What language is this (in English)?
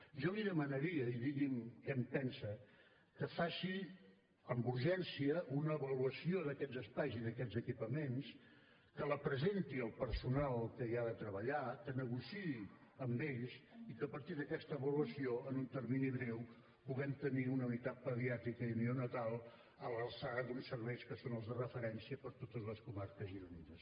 Catalan